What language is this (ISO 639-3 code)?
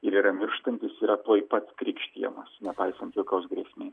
lit